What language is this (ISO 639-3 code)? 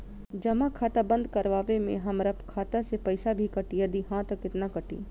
bho